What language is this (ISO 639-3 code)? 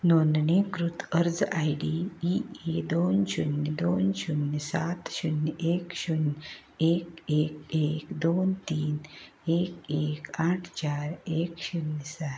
kok